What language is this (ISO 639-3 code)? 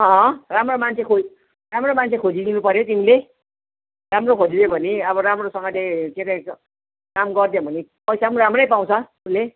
nep